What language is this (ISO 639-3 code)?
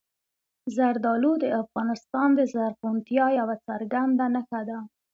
pus